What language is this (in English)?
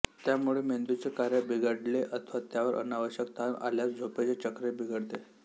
Marathi